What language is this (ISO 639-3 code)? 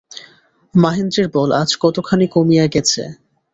ben